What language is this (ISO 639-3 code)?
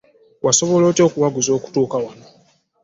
lug